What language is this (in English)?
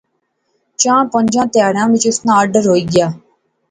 Pahari-Potwari